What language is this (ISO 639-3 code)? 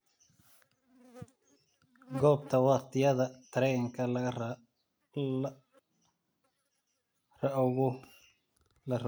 som